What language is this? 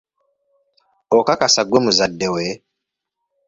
Ganda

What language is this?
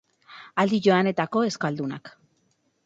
Basque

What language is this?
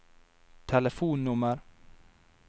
Norwegian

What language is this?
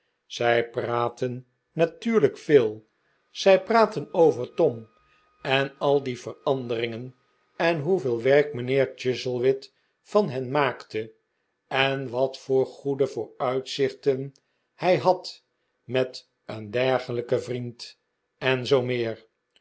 Dutch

